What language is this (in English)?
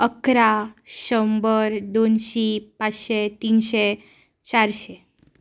Konkani